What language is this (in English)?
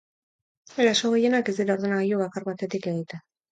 Basque